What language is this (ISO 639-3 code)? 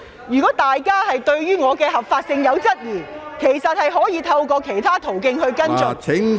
yue